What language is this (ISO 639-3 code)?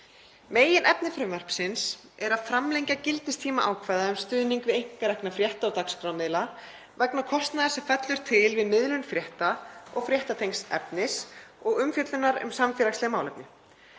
isl